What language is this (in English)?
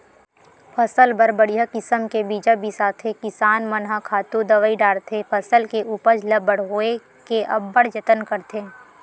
Chhattisgarhi